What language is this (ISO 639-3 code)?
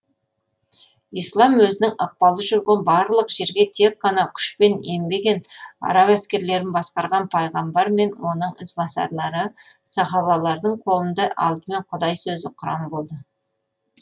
kaz